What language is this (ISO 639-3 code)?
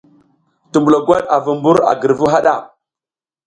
giz